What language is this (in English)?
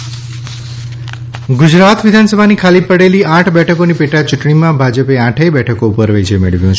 Gujarati